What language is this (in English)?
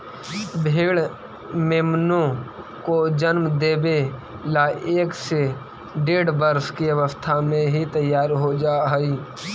Magahi